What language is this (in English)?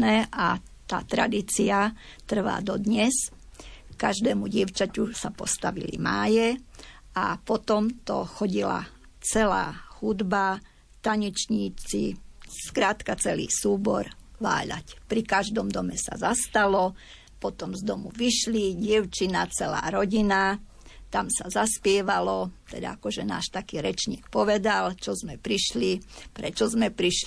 Slovak